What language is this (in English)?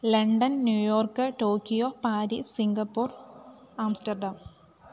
Sanskrit